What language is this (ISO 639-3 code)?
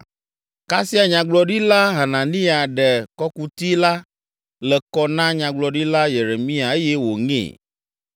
ewe